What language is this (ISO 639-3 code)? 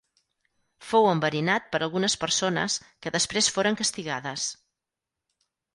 cat